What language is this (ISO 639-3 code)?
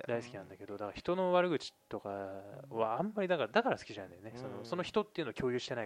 jpn